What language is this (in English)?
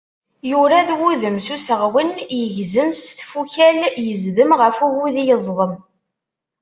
Kabyle